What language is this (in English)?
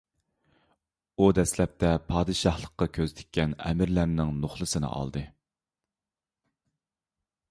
Uyghur